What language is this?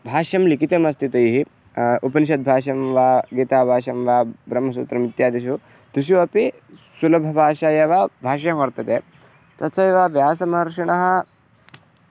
Sanskrit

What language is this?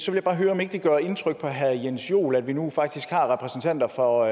Danish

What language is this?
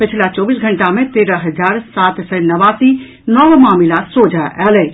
Maithili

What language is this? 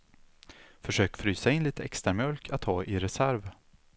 Swedish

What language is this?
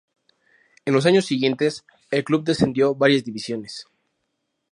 Spanish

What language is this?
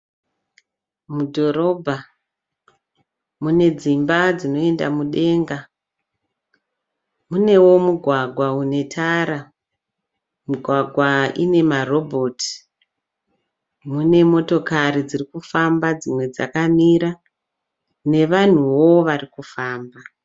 Shona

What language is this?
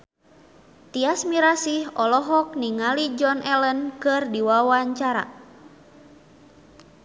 Sundanese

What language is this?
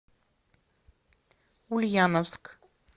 Russian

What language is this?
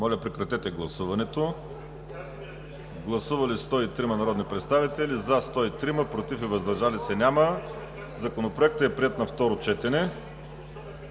Bulgarian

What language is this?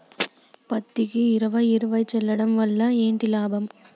Telugu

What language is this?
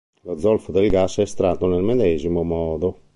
Italian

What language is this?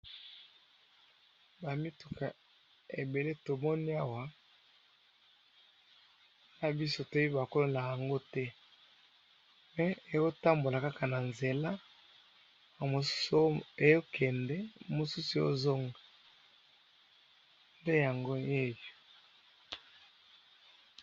Lingala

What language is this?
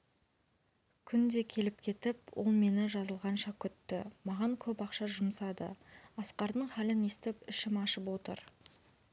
Kazakh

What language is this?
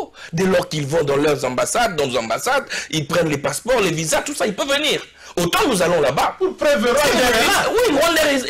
French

